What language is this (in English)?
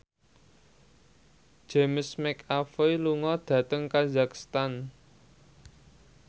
Javanese